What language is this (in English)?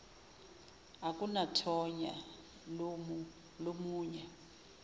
Zulu